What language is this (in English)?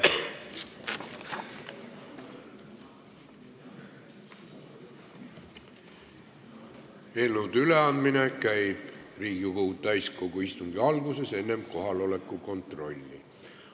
Estonian